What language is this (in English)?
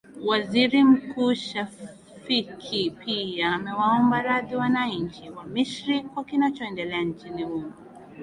Swahili